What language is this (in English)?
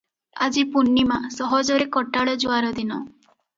Odia